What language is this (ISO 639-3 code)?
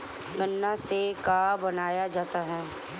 bho